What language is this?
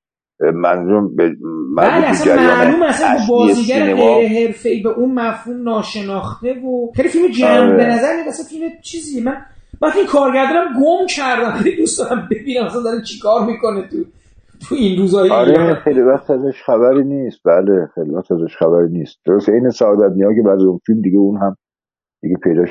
Persian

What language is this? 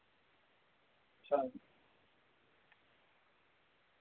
Dogri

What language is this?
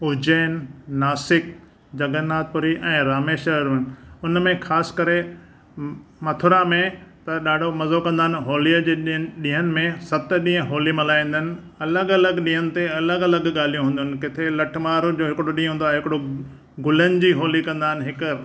Sindhi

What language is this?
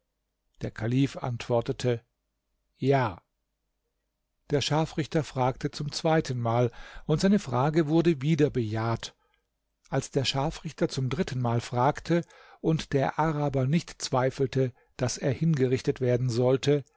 German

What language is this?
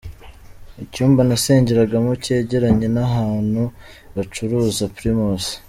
Kinyarwanda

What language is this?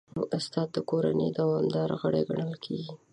Pashto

